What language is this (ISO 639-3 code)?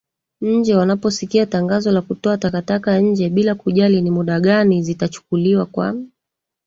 swa